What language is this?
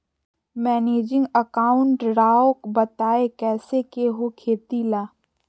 Magahi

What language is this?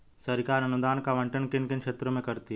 Hindi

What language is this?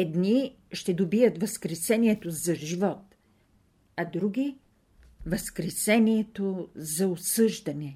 Bulgarian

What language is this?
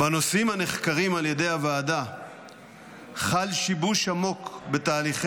Hebrew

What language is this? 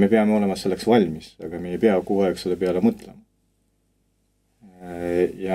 Russian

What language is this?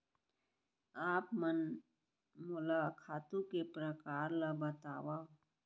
Chhattisgarhi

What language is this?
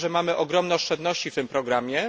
Polish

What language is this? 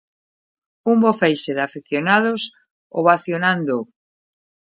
Galician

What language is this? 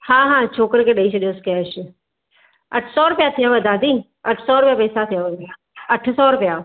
Sindhi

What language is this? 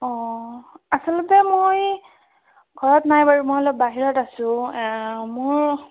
Assamese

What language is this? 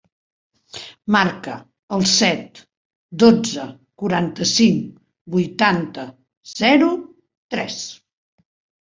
Catalan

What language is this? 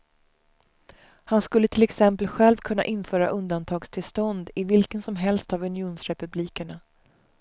Swedish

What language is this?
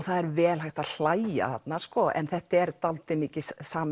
Icelandic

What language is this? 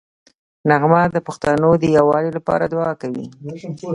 Pashto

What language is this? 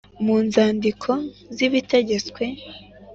Kinyarwanda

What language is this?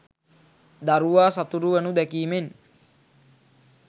Sinhala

